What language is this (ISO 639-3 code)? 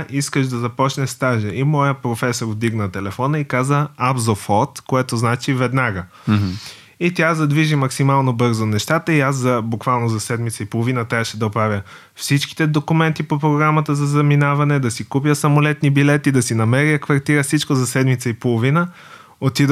bul